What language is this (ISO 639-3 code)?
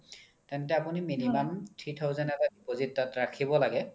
asm